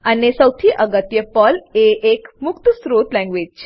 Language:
Gujarati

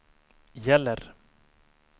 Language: Swedish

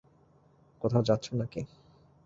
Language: Bangla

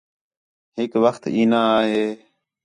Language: Khetrani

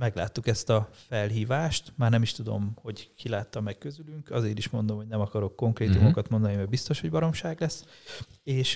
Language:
Hungarian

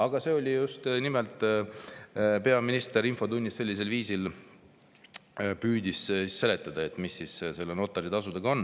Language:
Estonian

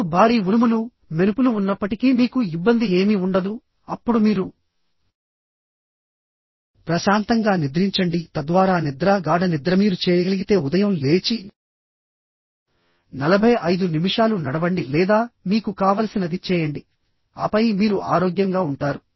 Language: Telugu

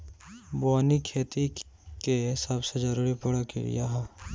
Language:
Bhojpuri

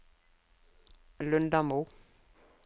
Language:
Norwegian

